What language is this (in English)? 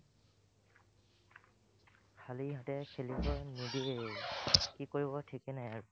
Assamese